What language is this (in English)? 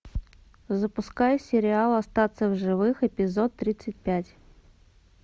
Russian